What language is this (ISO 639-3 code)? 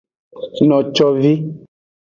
ajg